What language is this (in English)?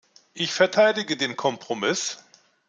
German